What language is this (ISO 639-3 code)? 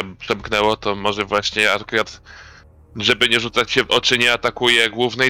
pol